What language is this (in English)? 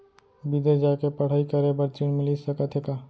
Chhattisgarhi